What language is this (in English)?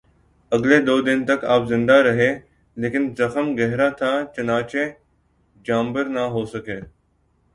Urdu